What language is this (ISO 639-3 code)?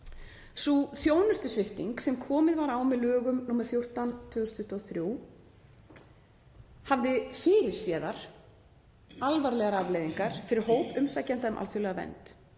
isl